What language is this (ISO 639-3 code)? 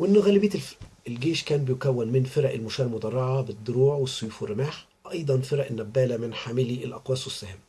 ara